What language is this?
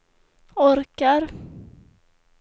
Swedish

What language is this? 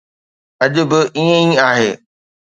Sindhi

